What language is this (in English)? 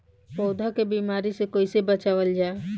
Bhojpuri